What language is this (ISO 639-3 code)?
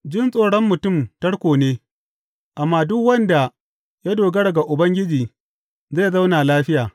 hau